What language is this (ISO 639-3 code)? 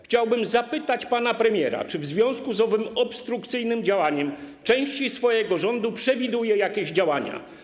pol